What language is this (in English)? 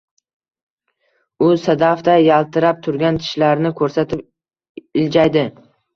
Uzbek